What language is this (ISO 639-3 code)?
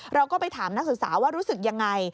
tha